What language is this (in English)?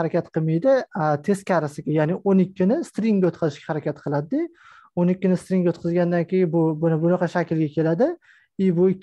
Turkish